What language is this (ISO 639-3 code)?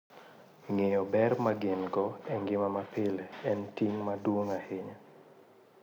luo